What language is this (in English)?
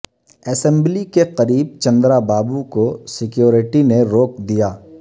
Urdu